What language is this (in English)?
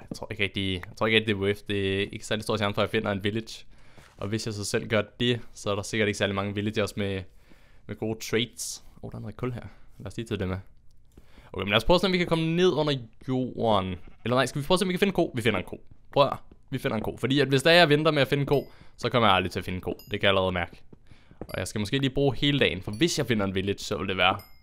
Danish